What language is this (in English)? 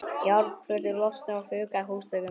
Icelandic